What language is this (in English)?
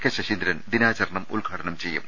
Malayalam